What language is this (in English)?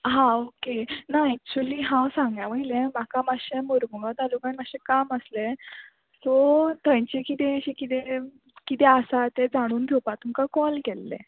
Konkani